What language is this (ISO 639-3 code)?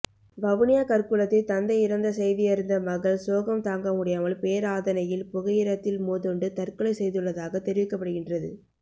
tam